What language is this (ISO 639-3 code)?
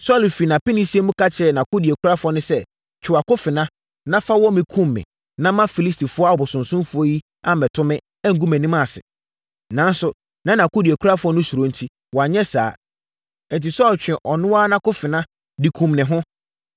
aka